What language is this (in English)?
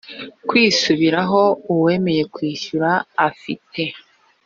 Kinyarwanda